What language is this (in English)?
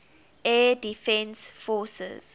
English